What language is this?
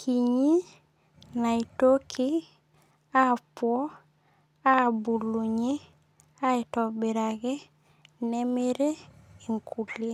Masai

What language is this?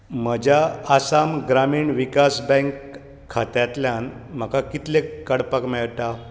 Konkani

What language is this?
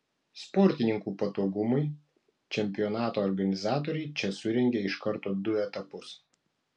Lithuanian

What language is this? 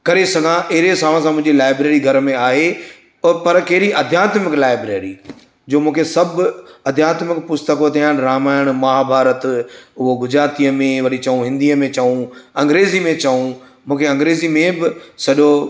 Sindhi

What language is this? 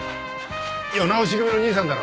Japanese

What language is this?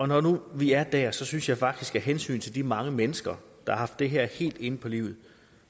Danish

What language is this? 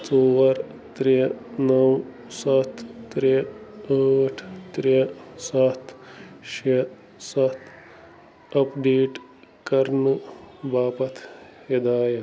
Kashmiri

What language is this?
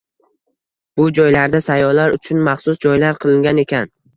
Uzbek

